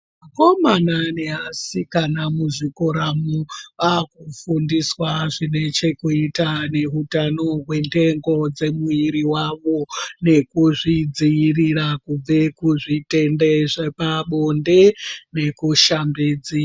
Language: Ndau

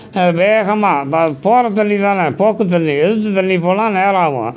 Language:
Tamil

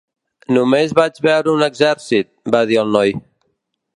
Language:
Catalan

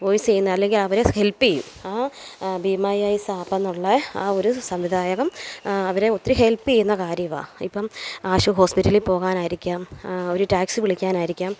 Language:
Malayalam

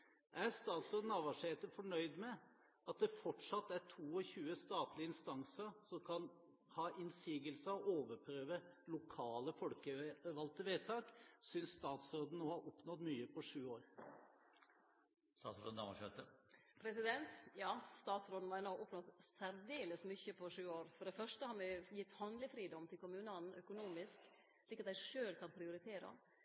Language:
Norwegian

